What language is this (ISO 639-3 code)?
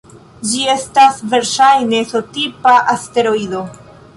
epo